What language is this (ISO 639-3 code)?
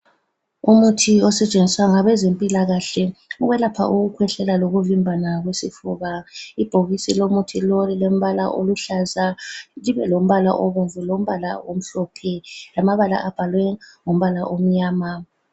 nde